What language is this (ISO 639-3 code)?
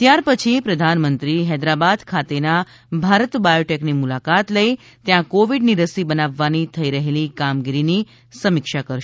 guj